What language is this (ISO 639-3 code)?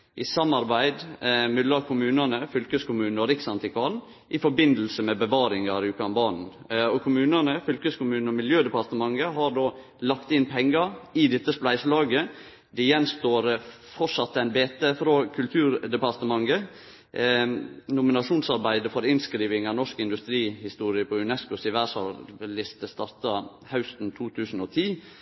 nno